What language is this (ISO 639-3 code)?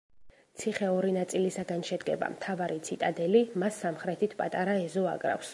kat